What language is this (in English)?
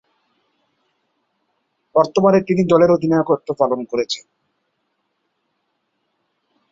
Bangla